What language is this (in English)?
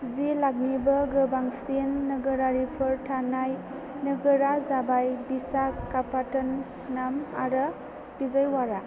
Bodo